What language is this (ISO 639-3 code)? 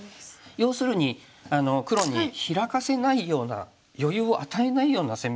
jpn